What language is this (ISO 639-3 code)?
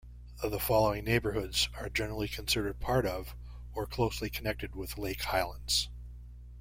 eng